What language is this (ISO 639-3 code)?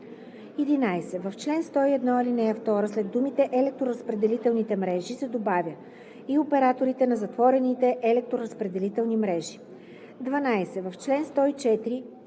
bul